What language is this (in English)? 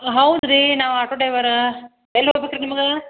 Kannada